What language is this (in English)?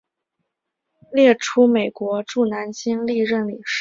Chinese